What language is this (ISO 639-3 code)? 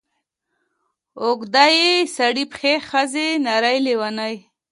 pus